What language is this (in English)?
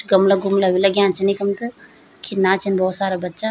Garhwali